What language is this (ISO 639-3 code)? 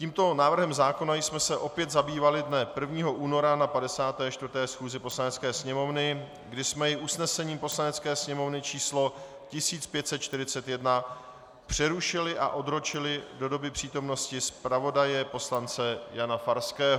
ces